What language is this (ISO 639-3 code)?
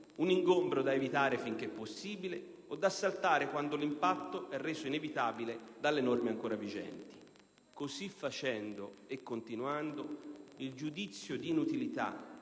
ita